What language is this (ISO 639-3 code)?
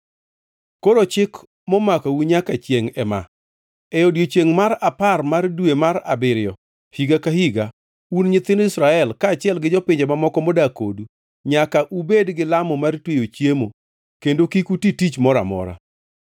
luo